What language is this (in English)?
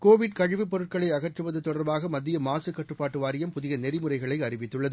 Tamil